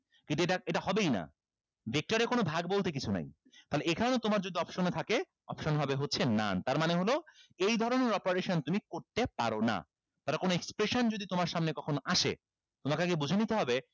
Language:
Bangla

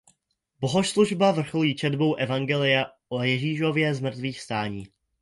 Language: Czech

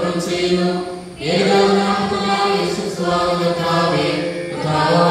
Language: Malayalam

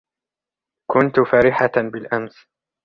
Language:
Arabic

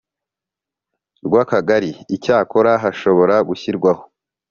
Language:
Kinyarwanda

